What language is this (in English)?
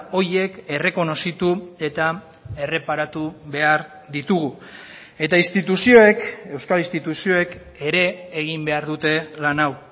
Basque